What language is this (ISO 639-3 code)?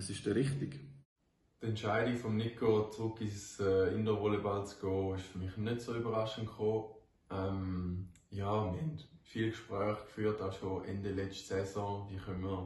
deu